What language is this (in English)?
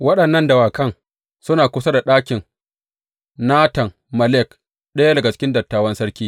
Hausa